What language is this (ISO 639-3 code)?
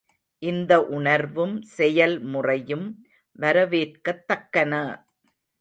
tam